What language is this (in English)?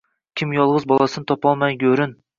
Uzbek